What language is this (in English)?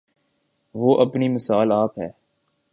Urdu